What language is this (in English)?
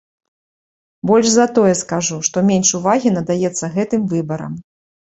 Belarusian